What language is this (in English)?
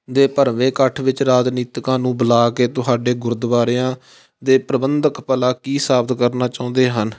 Punjabi